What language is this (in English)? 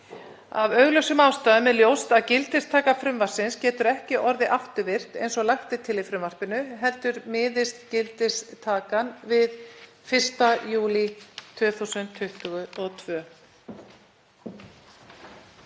Icelandic